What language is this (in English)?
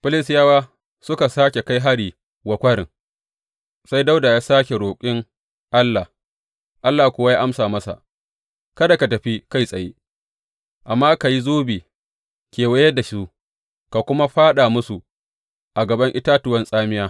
Hausa